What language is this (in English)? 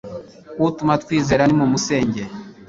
Kinyarwanda